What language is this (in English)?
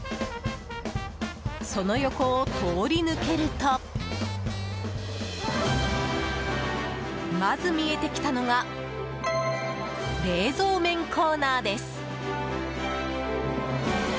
Japanese